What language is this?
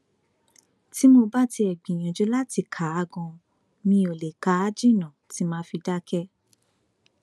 Yoruba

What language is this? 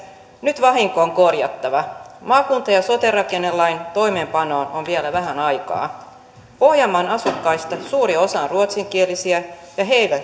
Finnish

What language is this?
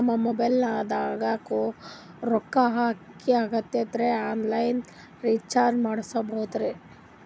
Kannada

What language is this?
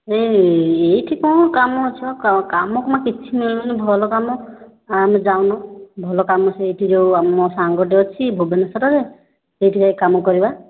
Odia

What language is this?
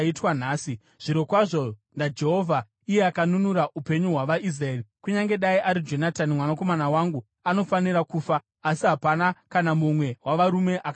Shona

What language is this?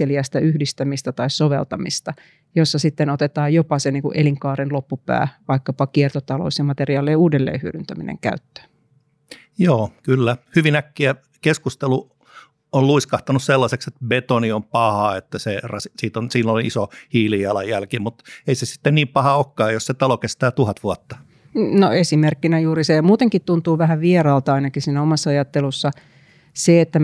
Finnish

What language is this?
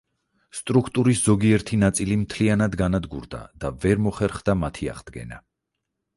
Georgian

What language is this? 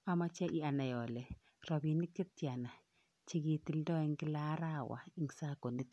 Kalenjin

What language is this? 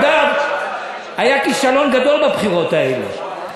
Hebrew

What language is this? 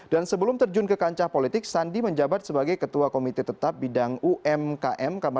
Indonesian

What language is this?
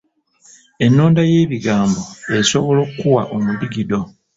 Ganda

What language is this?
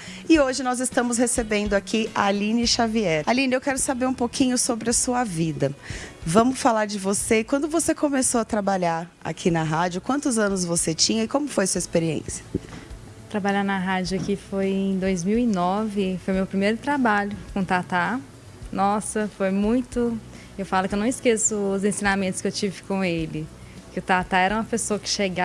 Portuguese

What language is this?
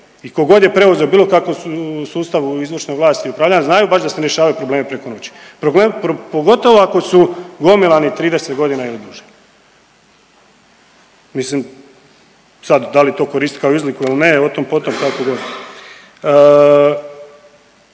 Croatian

